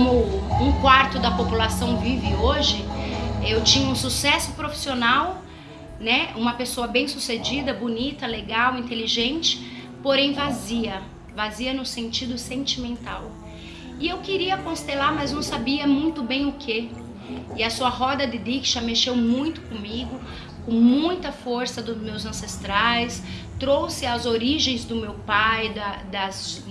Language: Portuguese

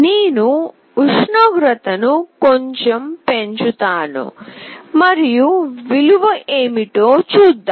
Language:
Telugu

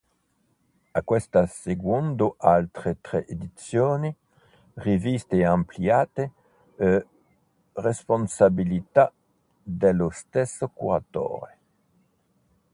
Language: Italian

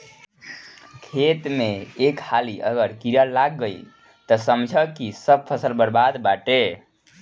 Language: Bhojpuri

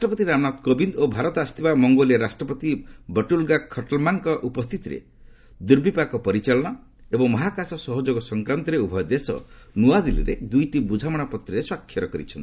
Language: Odia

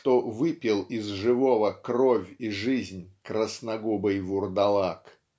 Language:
Russian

